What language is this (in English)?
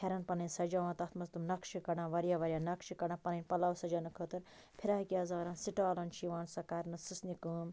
Kashmiri